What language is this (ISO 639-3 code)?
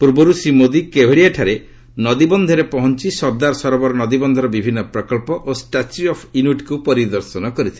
ori